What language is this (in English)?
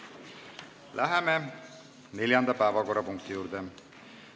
Estonian